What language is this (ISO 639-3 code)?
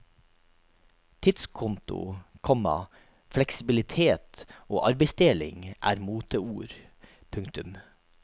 nor